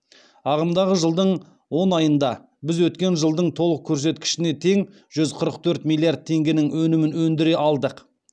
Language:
Kazakh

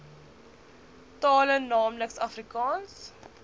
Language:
Afrikaans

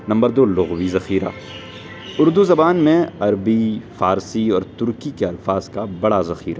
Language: Urdu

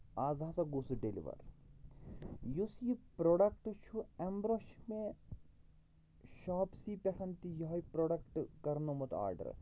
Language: Kashmiri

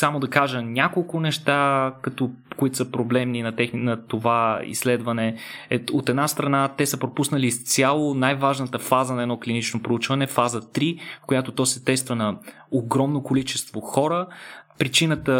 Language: Bulgarian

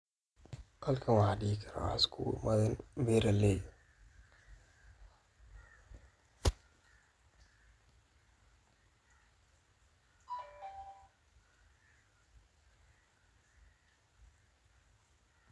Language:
Somali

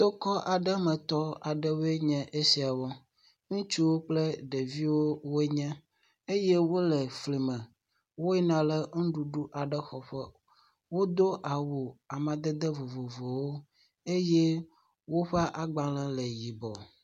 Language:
Ewe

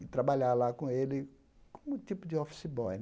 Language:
Portuguese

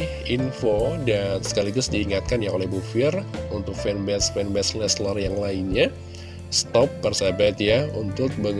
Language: Indonesian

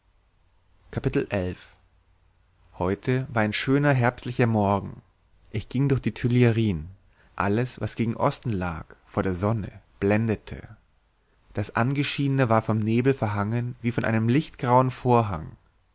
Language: German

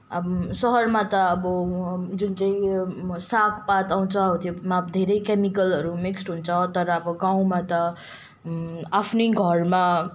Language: Nepali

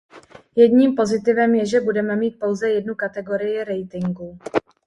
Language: Czech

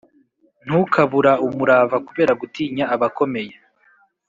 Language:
Kinyarwanda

